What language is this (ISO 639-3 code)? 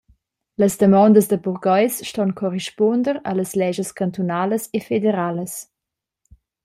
roh